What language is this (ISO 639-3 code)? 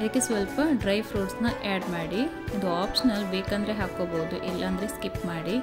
kan